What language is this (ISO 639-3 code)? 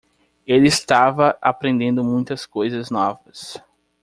por